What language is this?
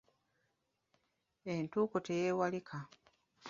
Ganda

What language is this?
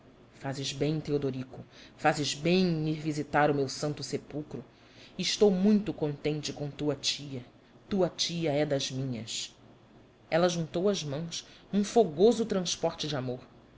Portuguese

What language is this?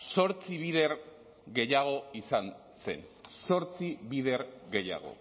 Basque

